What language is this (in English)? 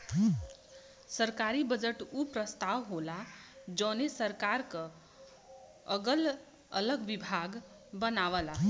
Bhojpuri